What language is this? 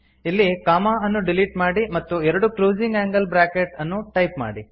Kannada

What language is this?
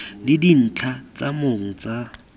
Tswana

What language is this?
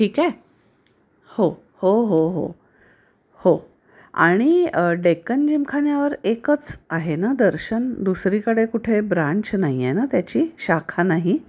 Marathi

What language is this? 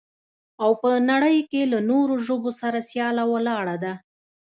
Pashto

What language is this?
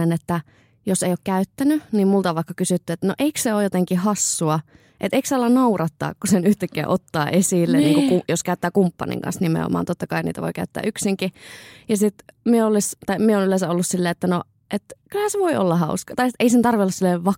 Finnish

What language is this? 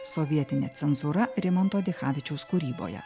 Lithuanian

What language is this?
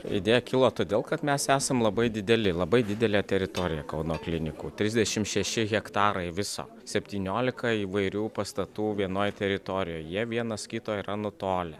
Lithuanian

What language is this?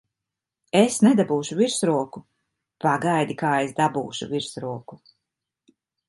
Latvian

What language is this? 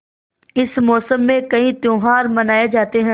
Hindi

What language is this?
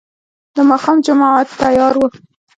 Pashto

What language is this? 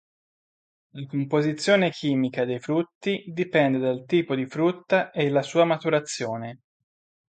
Italian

